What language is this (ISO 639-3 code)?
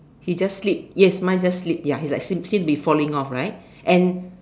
eng